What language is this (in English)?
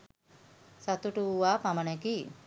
Sinhala